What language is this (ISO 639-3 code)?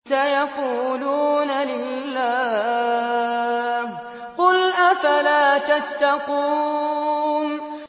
ara